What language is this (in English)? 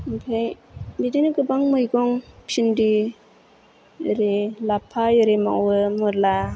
Bodo